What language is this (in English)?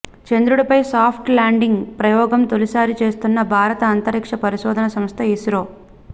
Telugu